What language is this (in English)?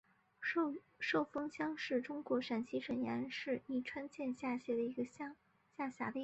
Chinese